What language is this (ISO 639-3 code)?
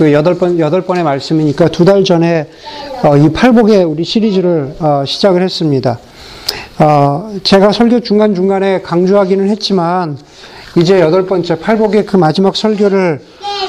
kor